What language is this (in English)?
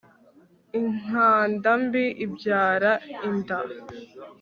Kinyarwanda